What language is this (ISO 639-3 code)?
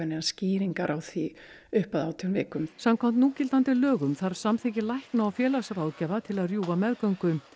isl